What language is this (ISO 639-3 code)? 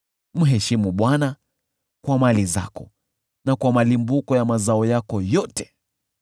swa